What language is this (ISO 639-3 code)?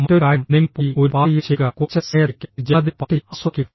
mal